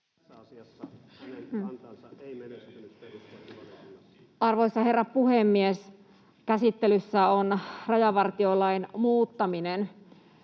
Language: Finnish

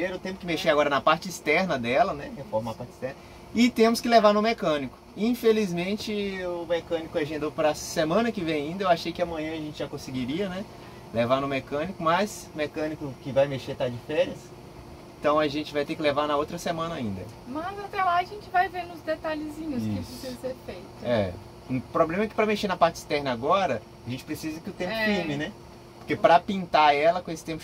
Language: Portuguese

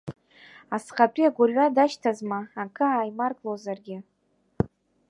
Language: Abkhazian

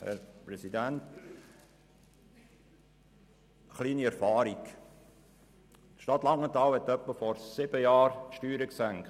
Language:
Swiss German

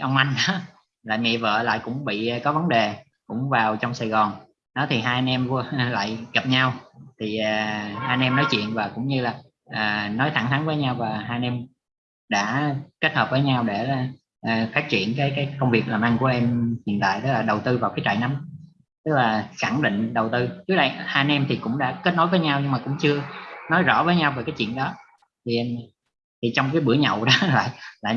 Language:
Vietnamese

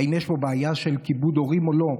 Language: Hebrew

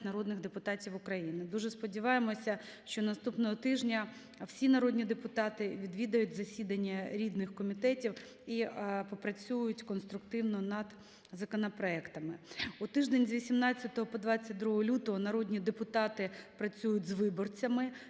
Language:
Ukrainian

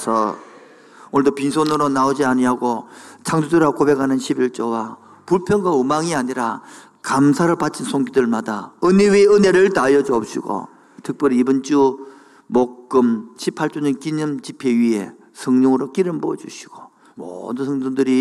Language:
Korean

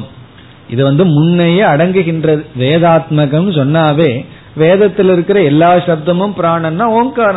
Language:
Tamil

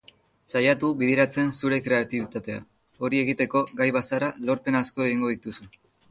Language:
Basque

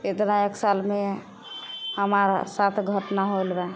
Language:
Maithili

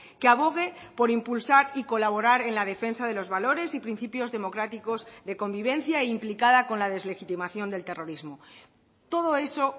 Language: Spanish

